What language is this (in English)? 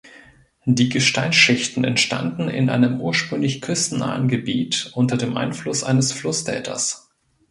German